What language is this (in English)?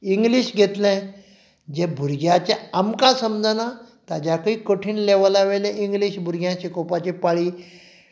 Konkani